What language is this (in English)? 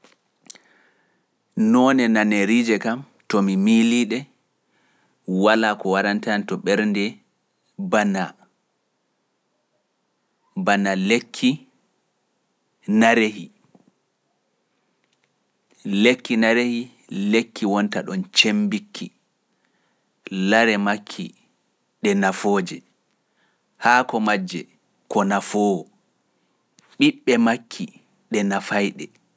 Pular